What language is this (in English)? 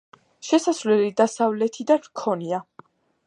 Georgian